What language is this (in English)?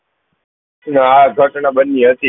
Gujarati